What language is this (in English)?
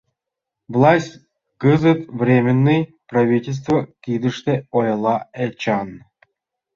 Mari